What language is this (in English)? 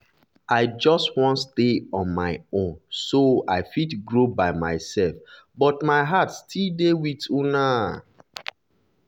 Nigerian Pidgin